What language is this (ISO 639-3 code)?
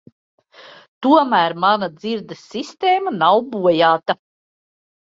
lav